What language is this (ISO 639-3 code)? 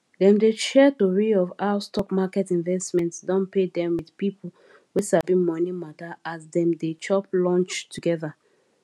pcm